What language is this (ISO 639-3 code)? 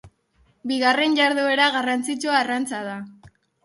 eus